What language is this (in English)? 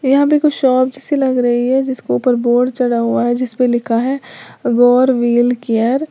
Hindi